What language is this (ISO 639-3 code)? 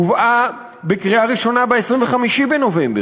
heb